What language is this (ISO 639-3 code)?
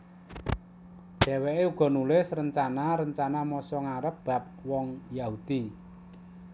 jav